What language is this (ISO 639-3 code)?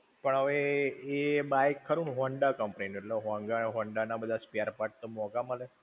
guj